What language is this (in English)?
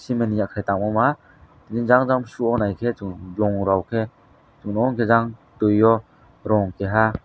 Kok Borok